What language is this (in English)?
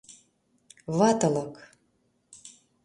Mari